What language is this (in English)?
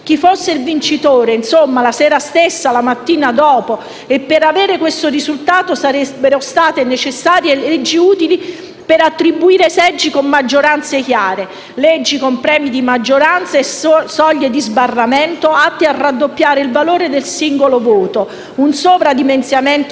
Italian